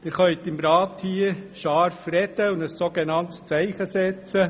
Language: Swiss German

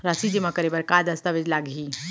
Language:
Chhattisgarhi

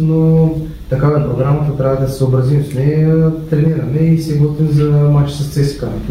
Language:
Bulgarian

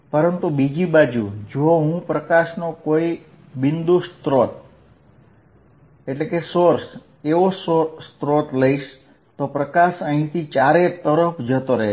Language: Gujarati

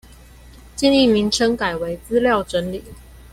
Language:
Chinese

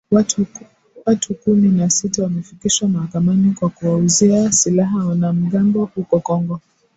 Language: Swahili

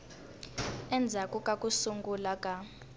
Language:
Tsonga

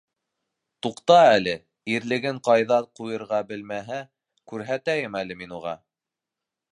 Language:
Bashkir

